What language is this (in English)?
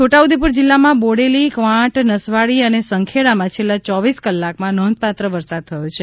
Gujarati